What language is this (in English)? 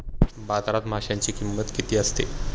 Marathi